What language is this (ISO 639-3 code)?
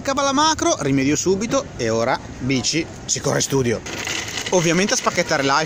ita